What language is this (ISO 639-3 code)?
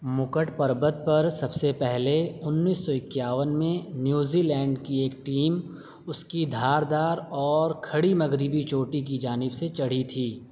urd